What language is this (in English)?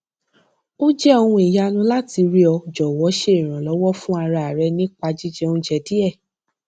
Yoruba